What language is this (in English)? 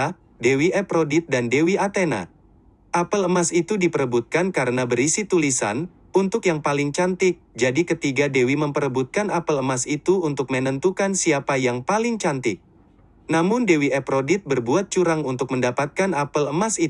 Indonesian